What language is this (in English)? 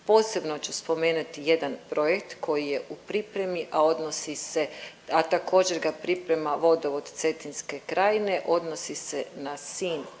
Croatian